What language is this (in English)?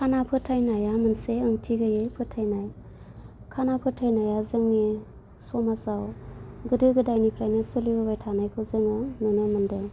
Bodo